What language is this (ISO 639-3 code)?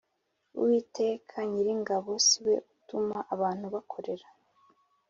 kin